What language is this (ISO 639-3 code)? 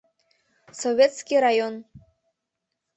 chm